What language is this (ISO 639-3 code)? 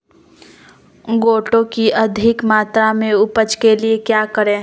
mag